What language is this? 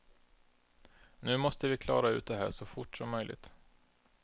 Swedish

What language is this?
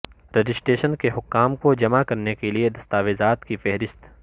Urdu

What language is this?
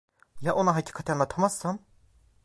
Turkish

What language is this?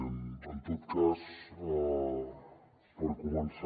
Catalan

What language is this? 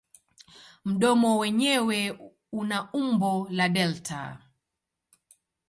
Swahili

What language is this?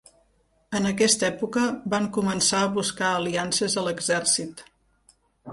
Catalan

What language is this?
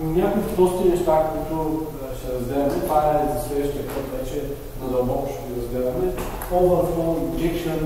Bulgarian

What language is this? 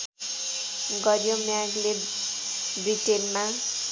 Nepali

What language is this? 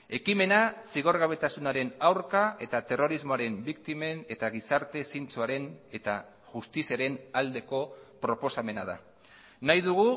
Basque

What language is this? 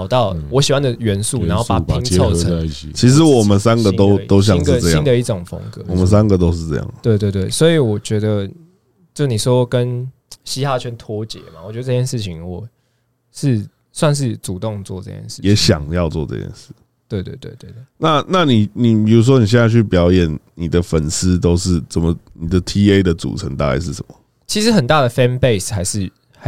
Chinese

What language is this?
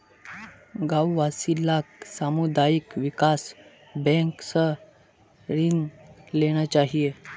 Magahi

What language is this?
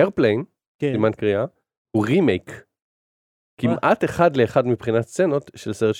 Hebrew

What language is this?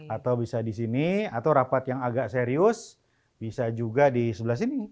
Indonesian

